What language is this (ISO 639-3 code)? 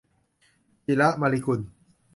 tha